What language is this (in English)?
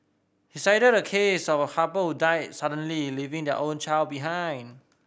English